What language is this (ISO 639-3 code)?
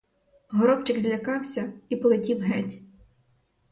ukr